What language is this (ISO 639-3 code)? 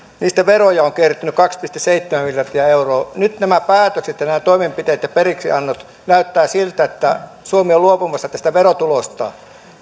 fin